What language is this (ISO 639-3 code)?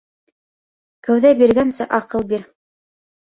bak